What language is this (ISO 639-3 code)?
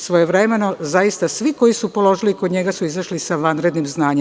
srp